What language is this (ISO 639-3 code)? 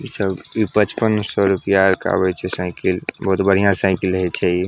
mai